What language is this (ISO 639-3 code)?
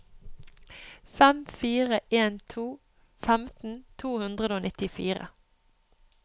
nor